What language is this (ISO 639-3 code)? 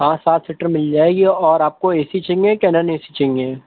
urd